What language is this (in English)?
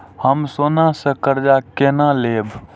Maithili